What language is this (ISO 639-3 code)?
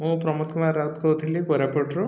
ori